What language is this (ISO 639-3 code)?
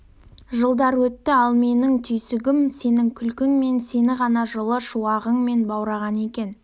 kaz